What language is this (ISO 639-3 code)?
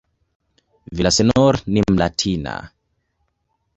swa